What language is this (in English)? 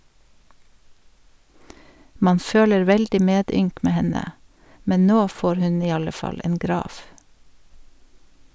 Norwegian